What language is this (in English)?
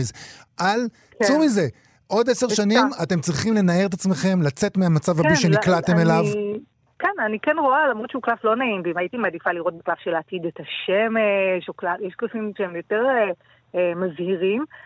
Hebrew